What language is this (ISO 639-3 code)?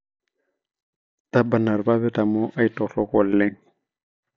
mas